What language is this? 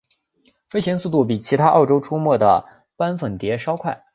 Chinese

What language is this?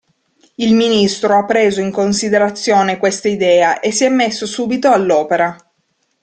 Italian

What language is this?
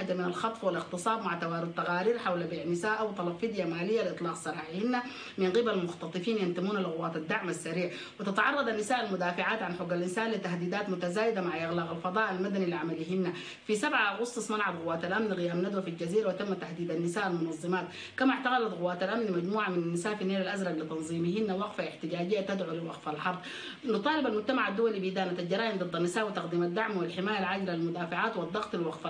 Arabic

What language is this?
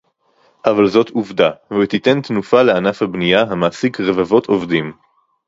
Hebrew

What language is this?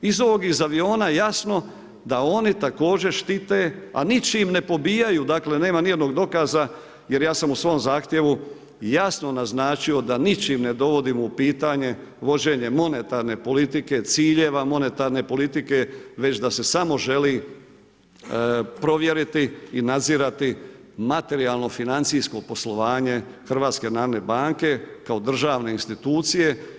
Croatian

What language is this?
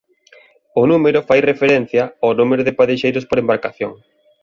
Galician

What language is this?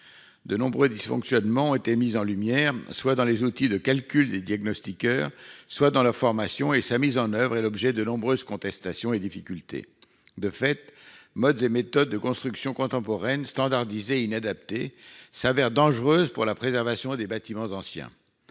French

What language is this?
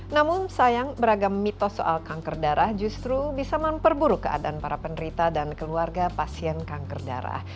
Indonesian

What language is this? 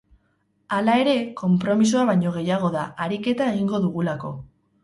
Basque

